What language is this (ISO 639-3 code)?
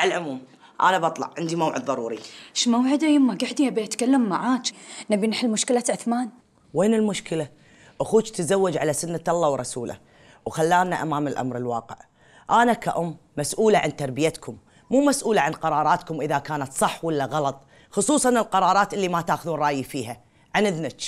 ara